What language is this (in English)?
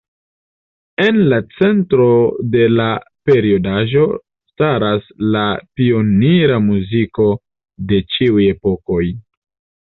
Esperanto